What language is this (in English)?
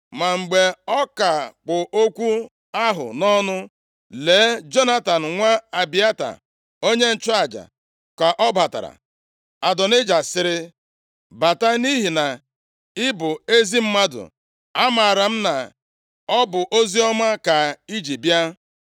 Igbo